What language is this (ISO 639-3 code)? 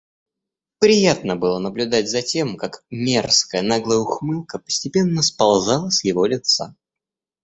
rus